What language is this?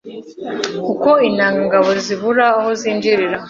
Kinyarwanda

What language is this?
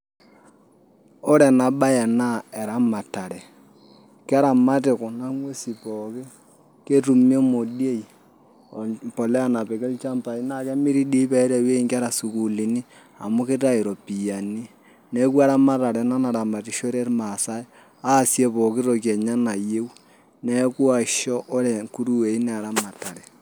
Masai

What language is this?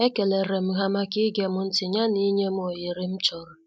Igbo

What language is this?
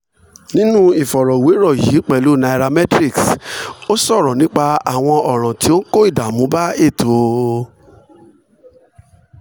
Yoruba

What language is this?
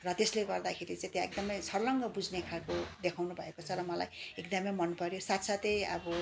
Nepali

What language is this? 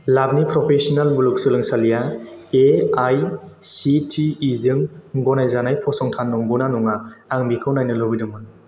Bodo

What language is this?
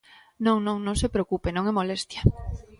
Galician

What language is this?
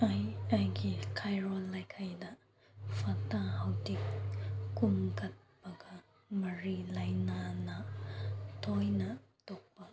Manipuri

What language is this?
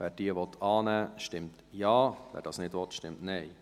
Swiss German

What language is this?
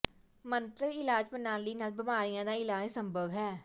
Punjabi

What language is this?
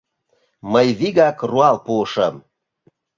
Mari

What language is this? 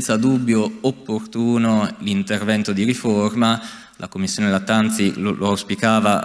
Italian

